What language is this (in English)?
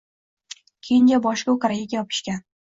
Uzbek